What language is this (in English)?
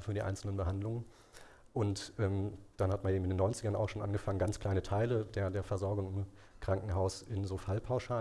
German